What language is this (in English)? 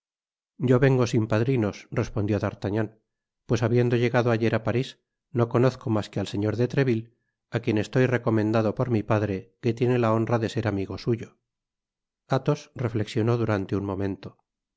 Spanish